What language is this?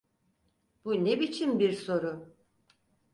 Turkish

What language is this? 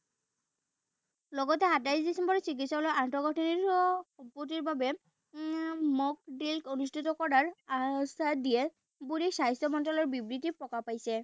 Assamese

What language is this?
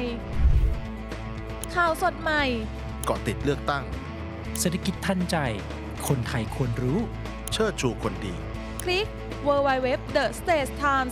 Thai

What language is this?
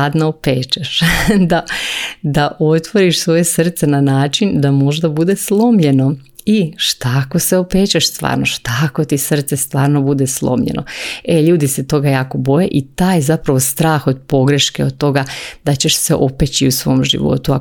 Croatian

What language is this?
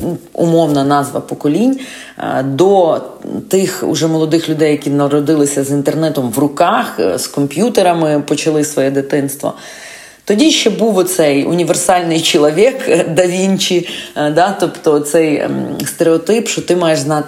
Ukrainian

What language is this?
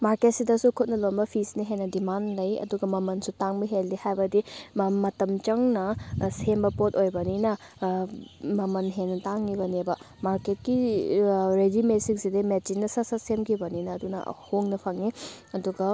Manipuri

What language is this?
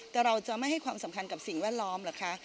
Thai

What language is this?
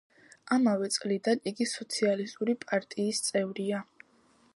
Georgian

